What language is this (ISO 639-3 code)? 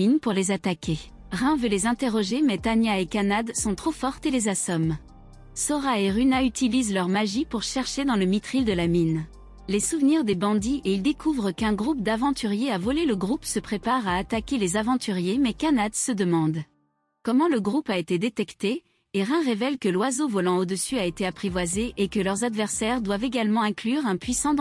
fra